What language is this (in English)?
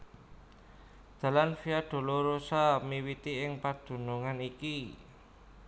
Javanese